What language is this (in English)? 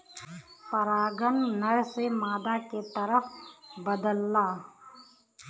Bhojpuri